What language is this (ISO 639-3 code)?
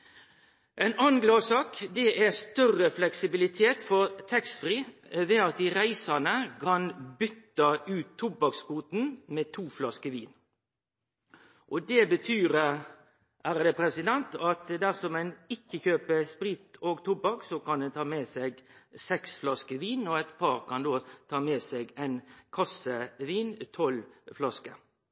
nno